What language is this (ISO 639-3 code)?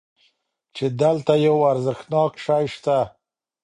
pus